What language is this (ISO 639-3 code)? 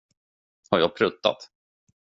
swe